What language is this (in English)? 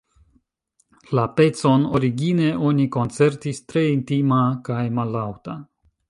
Esperanto